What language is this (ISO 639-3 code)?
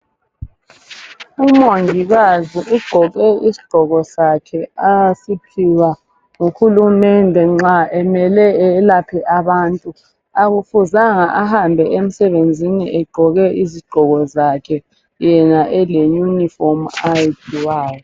nde